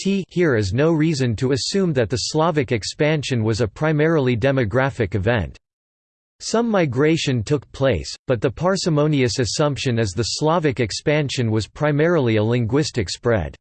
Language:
English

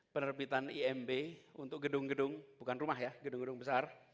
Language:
Indonesian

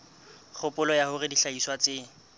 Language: Southern Sotho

